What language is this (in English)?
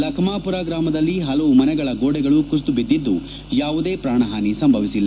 Kannada